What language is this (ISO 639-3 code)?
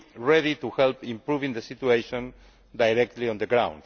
eng